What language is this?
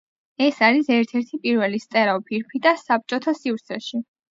Georgian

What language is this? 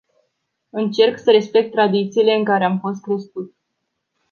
Romanian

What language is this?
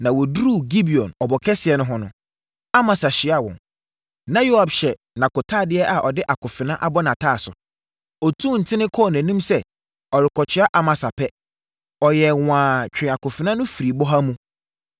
Akan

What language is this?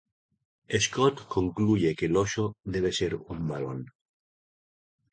Spanish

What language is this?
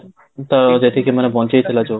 Odia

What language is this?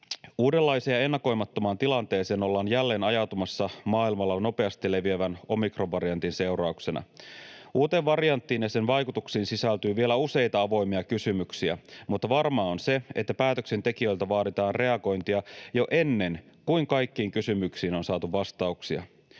Finnish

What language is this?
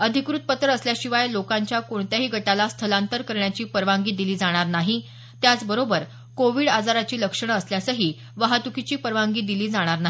Marathi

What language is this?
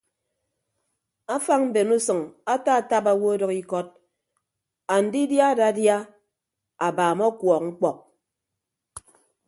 Ibibio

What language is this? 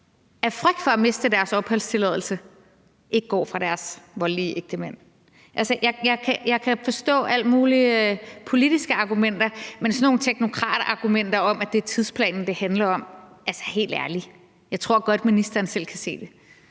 Danish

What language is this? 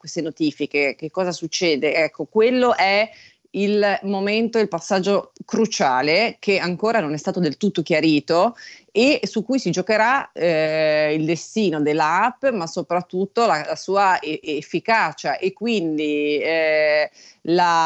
Italian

